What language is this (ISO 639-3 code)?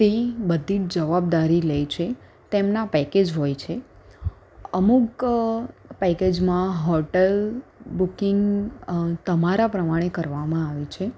guj